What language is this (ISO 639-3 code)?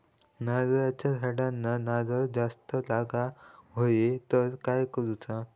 mar